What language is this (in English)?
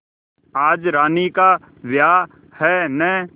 Hindi